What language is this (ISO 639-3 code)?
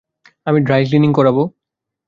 ben